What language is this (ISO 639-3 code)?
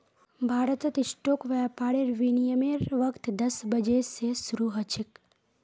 mag